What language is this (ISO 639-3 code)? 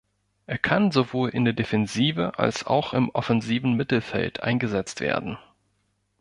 deu